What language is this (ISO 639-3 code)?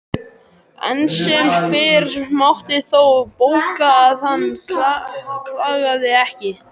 isl